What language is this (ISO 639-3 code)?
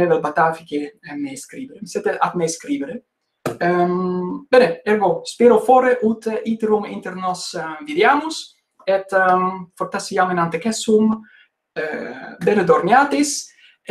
nld